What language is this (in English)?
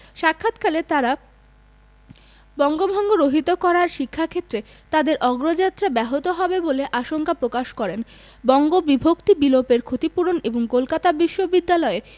Bangla